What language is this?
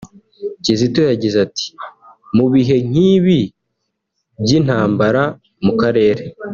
Kinyarwanda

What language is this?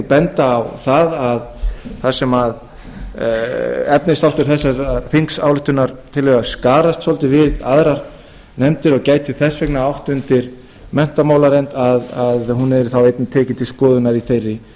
Icelandic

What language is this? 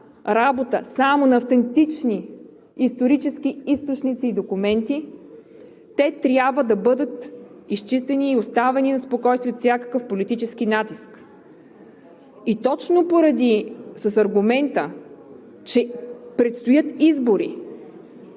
Bulgarian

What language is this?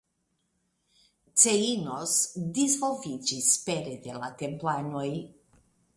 Esperanto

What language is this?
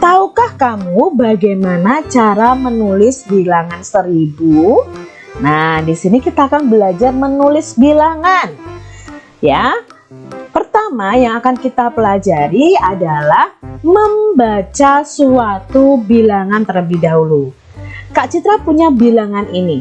Indonesian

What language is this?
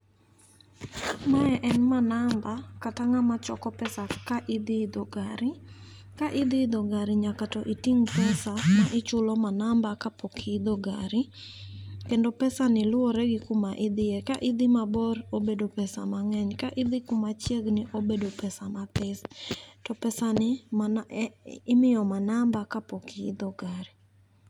Luo (Kenya and Tanzania)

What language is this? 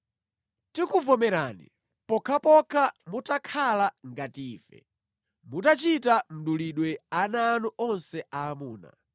Nyanja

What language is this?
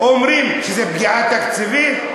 Hebrew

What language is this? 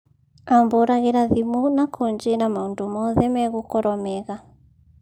Kikuyu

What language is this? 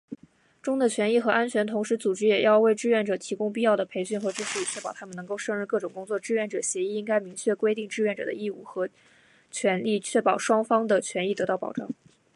Chinese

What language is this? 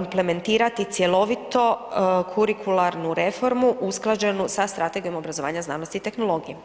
Croatian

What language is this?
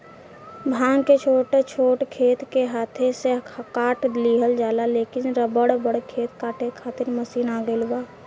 Bhojpuri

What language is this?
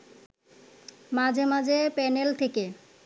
Bangla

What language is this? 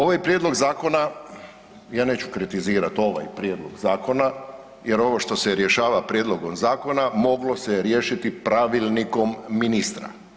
Croatian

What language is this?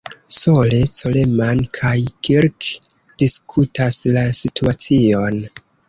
Esperanto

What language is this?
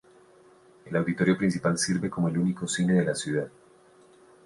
Spanish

